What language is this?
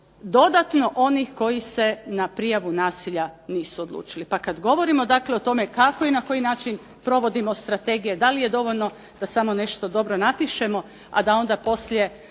Croatian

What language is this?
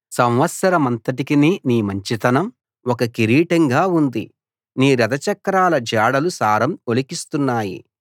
Telugu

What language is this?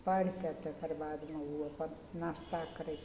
Maithili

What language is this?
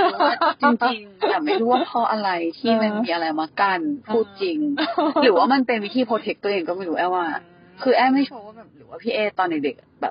Thai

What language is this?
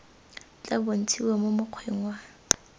Tswana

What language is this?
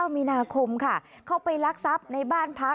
Thai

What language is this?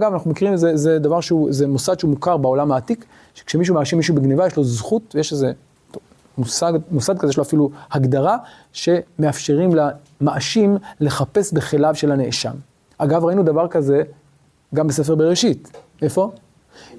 Hebrew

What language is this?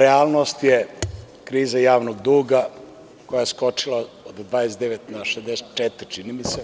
Serbian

